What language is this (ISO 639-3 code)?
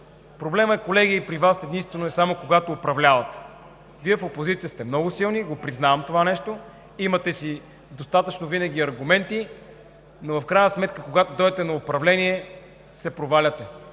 bul